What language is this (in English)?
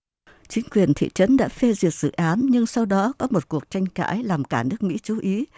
Vietnamese